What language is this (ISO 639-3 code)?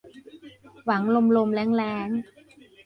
tha